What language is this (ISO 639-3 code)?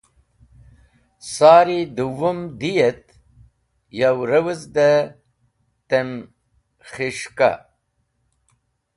wbl